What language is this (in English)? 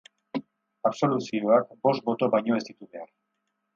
Basque